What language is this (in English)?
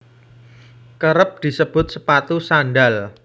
Javanese